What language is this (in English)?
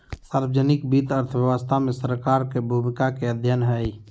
Magahi